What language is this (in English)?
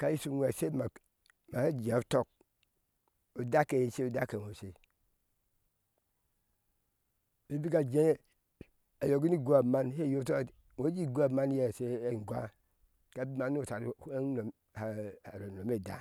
Ashe